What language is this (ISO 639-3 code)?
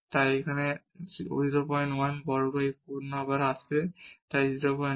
ben